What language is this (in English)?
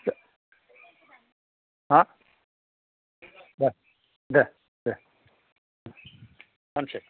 Bodo